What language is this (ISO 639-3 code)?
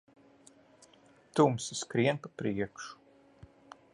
lav